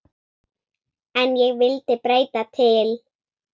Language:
Icelandic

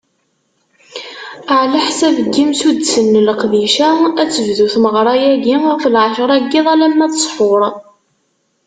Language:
Kabyle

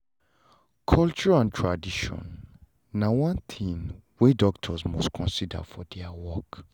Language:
Nigerian Pidgin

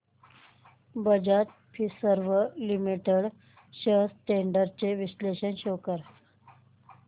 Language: Marathi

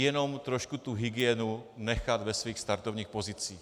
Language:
Czech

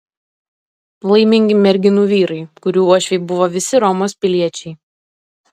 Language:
Lithuanian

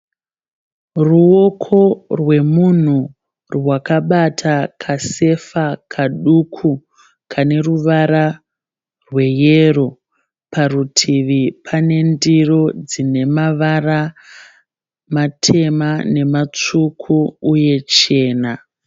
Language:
Shona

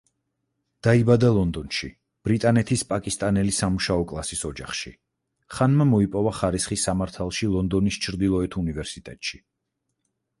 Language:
Georgian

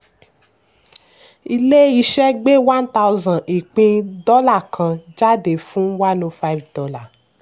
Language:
Yoruba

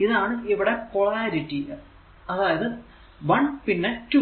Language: Malayalam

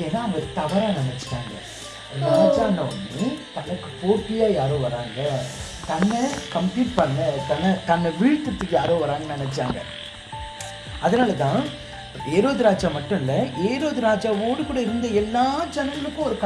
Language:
Korean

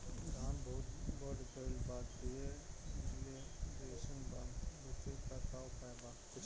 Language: Bhojpuri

